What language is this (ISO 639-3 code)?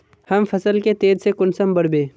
mag